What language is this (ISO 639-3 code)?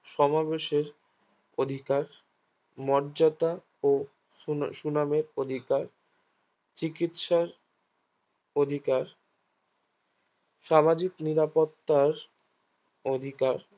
ben